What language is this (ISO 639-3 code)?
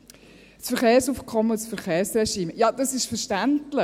gsw